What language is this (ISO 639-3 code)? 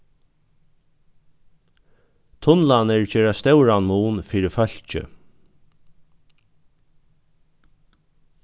fao